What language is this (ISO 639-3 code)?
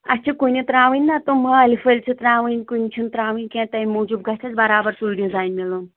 kas